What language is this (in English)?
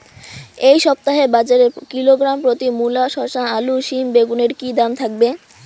Bangla